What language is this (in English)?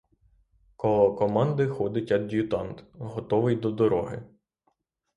Ukrainian